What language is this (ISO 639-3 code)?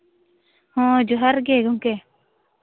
sat